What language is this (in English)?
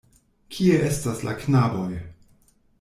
Esperanto